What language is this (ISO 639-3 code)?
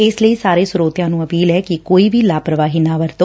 pan